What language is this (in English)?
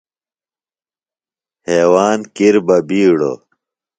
Phalura